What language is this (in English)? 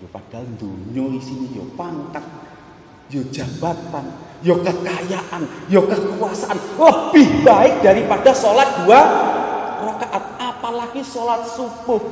Indonesian